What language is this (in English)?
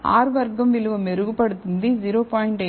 Telugu